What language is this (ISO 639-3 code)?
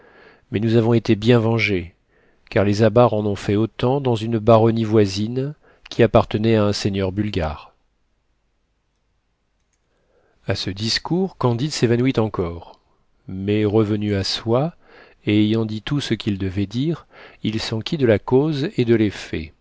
fra